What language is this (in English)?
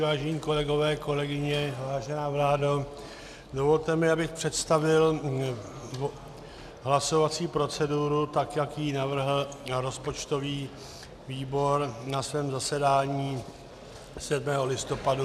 Czech